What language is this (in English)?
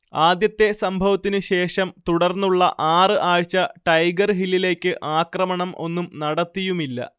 Malayalam